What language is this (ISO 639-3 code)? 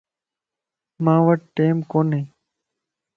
lss